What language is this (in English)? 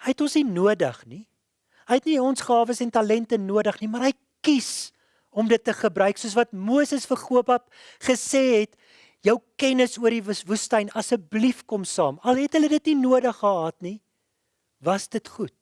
Dutch